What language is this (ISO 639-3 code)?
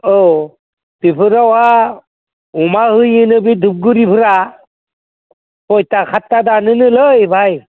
brx